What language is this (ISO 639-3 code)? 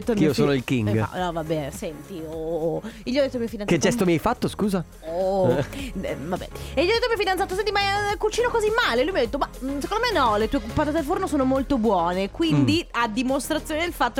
ita